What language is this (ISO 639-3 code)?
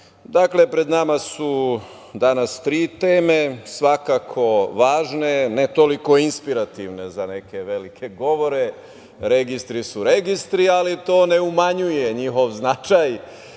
srp